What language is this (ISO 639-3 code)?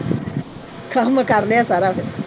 pan